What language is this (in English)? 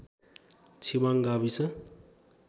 Nepali